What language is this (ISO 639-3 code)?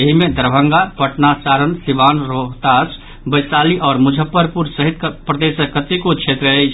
mai